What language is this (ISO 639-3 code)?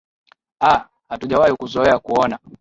swa